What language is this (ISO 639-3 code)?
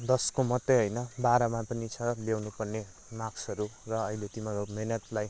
nep